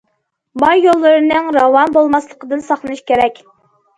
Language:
Uyghur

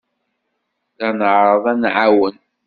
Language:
Kabyle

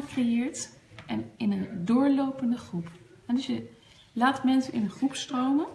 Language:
Dutch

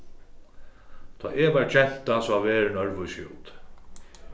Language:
Faroese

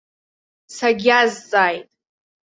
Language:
Abkhazian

